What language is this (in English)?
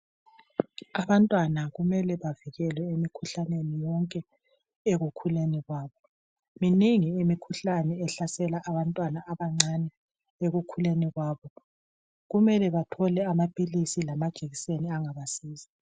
North Ndebele